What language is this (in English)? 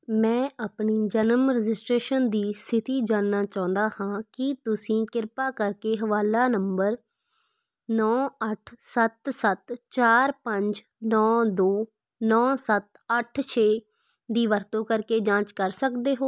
Punjabi